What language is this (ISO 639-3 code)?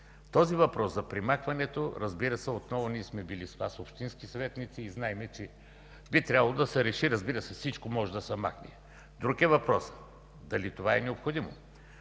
bul